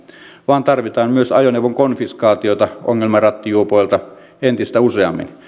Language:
Finnish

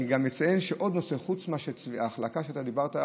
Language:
Hebrew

